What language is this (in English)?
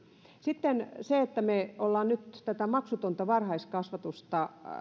Finnish